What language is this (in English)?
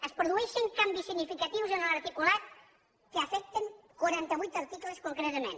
Catalan